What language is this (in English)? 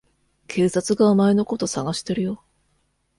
Japanese